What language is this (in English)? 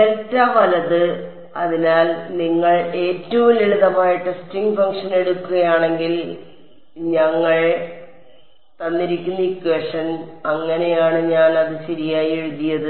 Malayalam